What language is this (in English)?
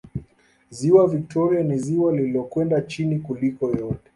Swahili